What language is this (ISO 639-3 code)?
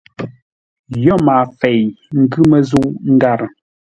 nla